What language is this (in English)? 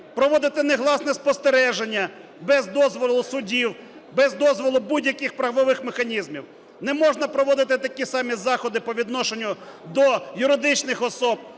Ukrainian